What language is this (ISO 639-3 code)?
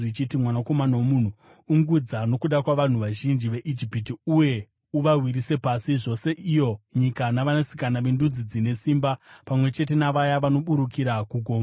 sna